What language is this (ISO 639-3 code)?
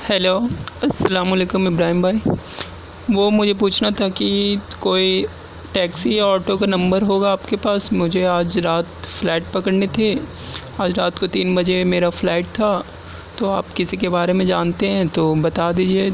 urd